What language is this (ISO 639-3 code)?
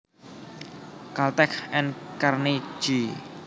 jav